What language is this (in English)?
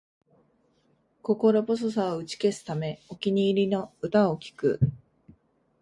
Japanese